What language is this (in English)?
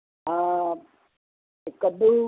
Punjabi